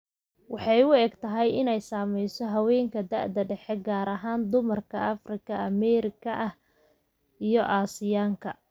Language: Somali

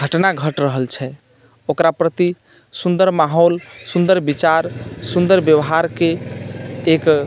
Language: Maithili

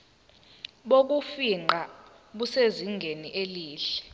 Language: Zulu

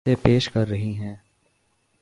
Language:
Urdu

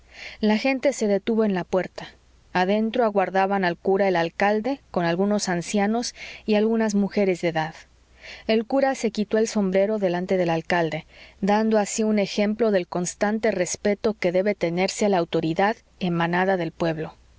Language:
Spanish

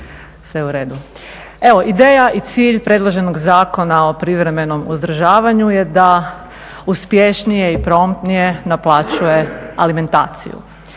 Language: Croatian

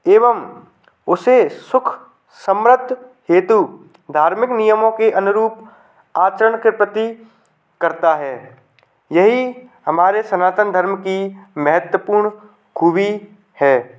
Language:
Hindi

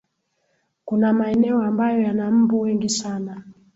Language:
Swahili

